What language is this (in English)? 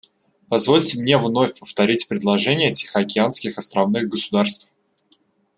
Russian